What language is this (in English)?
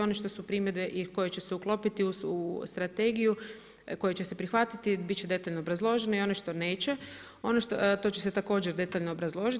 Croatian